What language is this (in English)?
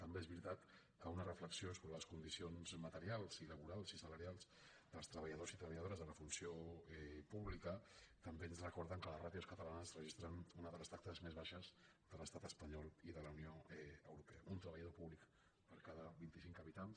Catalan